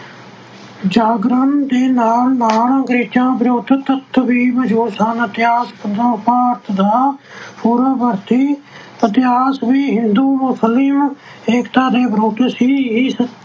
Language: Punjabi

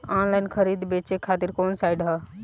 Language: Bhojpuri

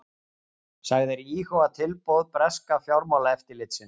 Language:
Icelandic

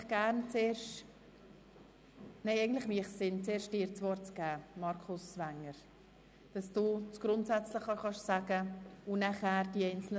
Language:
Swiss German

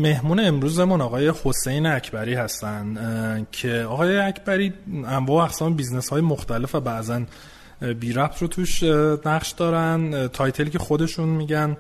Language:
Persian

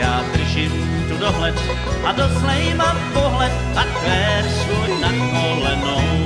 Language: Czech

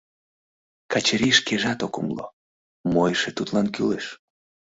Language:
Mari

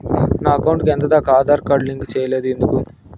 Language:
Telugu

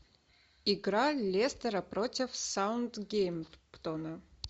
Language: Russian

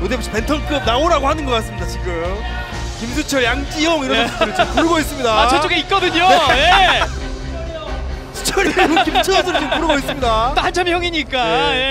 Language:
Korean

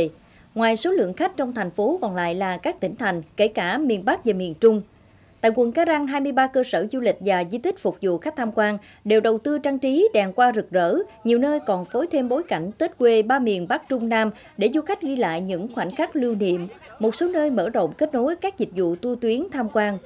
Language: Vietnamese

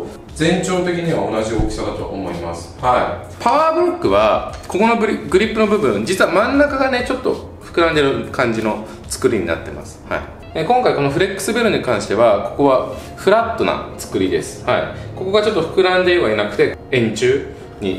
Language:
Japanese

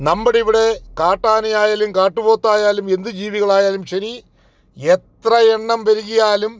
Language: Malayalam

